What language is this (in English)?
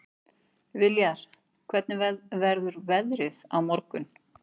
Icelandic